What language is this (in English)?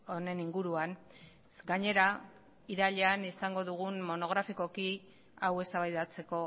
Basque